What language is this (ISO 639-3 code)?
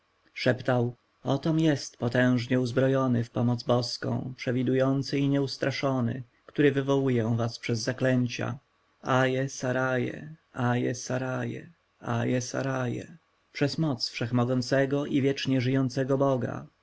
pol